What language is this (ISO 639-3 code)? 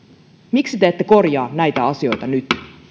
fin